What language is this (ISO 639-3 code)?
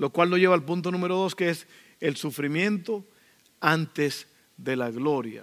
spa